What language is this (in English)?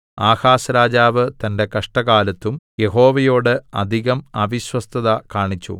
Malayalam